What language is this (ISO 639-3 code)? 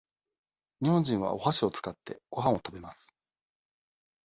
jpn